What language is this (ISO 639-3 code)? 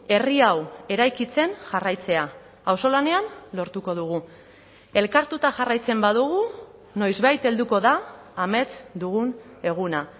eus